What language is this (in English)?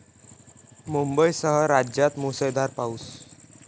Marathi